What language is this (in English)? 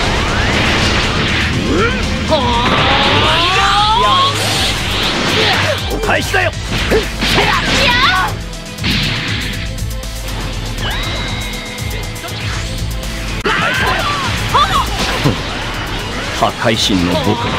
Japanese